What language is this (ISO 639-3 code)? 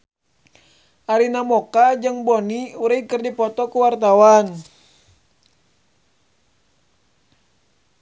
sun